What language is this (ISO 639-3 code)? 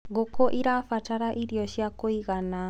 kik